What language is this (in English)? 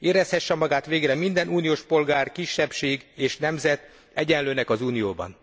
Hungarian